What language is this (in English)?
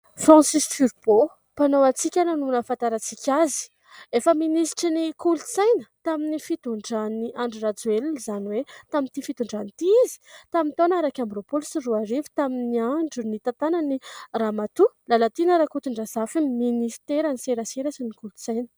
Malagasy